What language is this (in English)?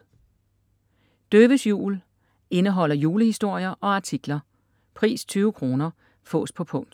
Danish